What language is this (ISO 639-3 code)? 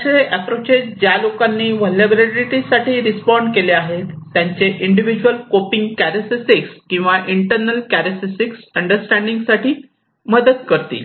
mar